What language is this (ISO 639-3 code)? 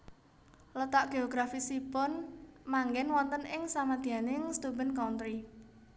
jav